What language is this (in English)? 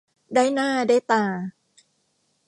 Thai